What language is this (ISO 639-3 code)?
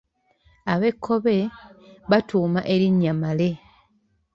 lug